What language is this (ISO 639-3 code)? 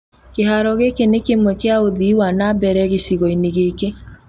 kik